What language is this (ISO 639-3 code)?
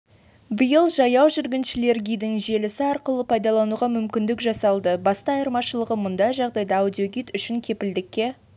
kaz